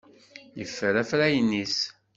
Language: Kabyle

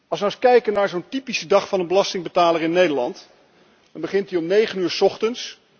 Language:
Dutch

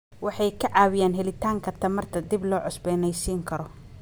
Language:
Somali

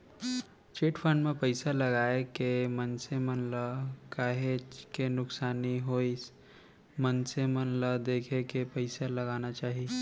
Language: Chhattisgarhi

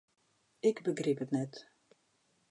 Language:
Western Frisian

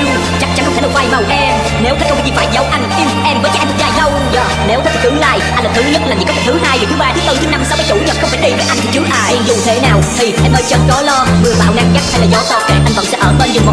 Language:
Vietnamese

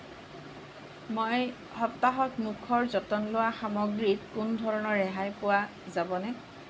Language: Assamese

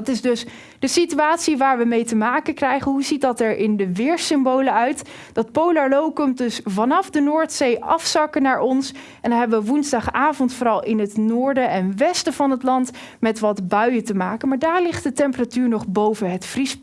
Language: Dutch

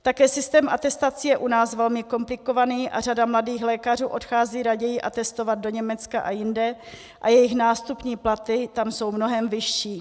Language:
Czech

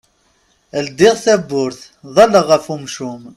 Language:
Kabyle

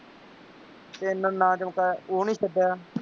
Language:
Punjabi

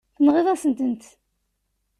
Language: Kabyle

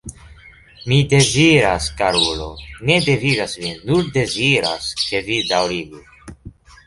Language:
Esperanto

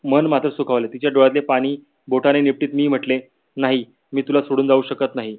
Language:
Marathi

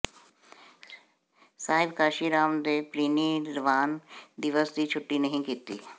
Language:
Punjabi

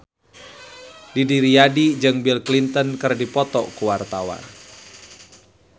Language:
Sundanese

